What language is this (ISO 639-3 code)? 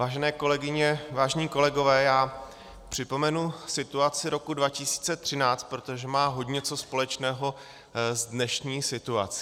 ces